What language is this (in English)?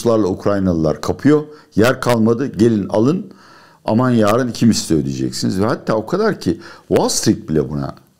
Turkish